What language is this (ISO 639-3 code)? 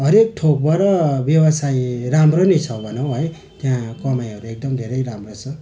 nep